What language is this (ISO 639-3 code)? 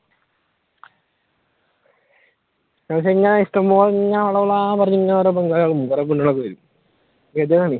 mal